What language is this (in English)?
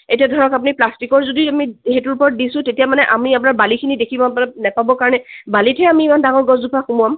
Assamese